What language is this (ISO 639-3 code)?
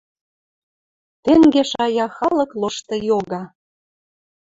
mrj